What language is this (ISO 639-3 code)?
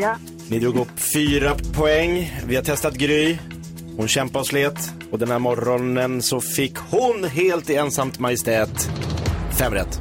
swe